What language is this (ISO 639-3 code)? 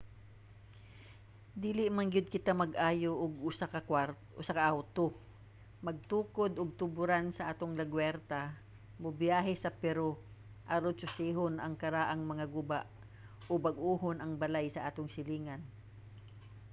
ceb